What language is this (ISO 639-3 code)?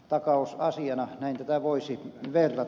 fin